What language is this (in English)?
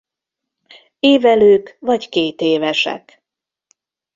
Hungarian